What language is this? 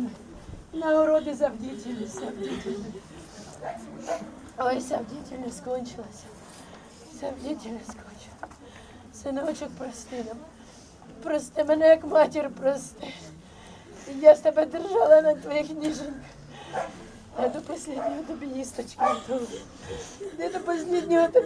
Ukrainian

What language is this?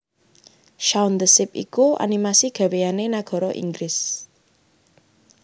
Javanese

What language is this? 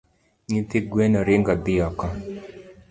Luo (Kenya and Tanzania)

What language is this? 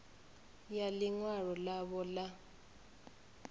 Venda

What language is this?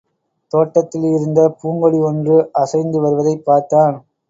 Tamil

